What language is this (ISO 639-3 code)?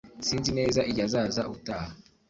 kin